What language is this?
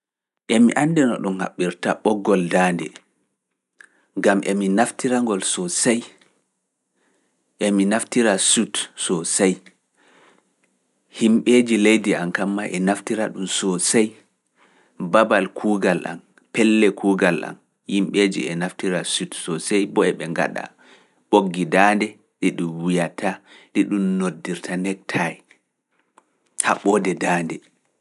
Fula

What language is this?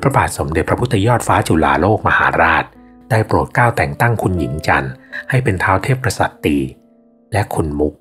Thai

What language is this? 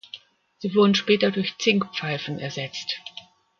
German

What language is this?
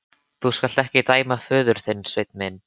Icelandic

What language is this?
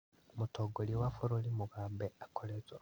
Kikuyu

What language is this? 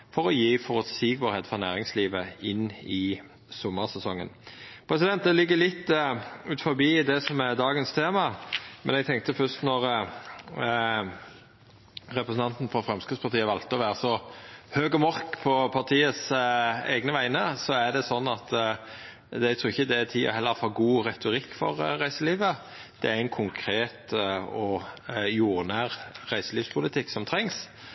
Norwegian Nynorsk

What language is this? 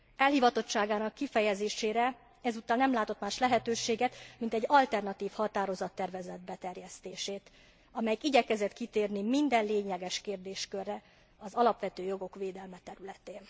Hungarian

